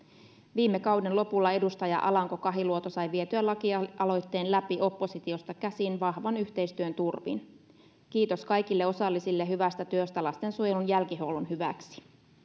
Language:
Finnish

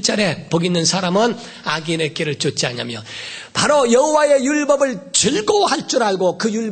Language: Korean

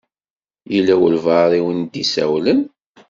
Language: Kabyle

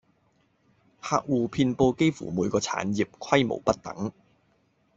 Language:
Cantonese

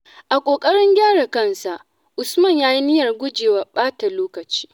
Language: Hausa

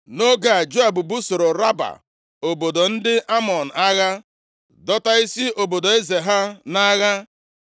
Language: Igbo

